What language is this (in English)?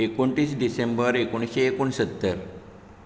Konkani